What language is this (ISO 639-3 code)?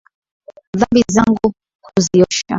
swa